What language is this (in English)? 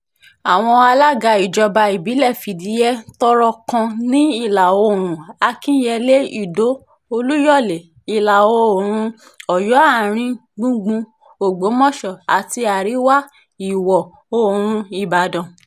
Yoruba